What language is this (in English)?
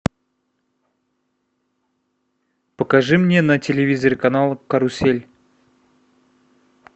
Russian